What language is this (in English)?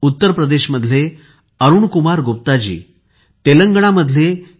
Marathi